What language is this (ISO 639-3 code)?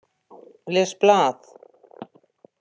isl